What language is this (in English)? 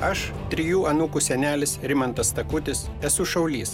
Lithuanian